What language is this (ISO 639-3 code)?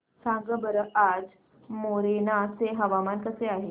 mar